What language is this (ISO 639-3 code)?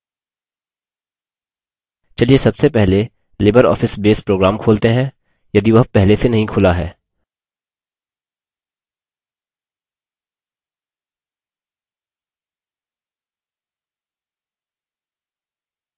hin